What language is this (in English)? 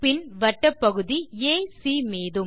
Tamil